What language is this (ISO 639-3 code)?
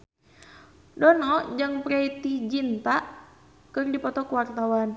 sun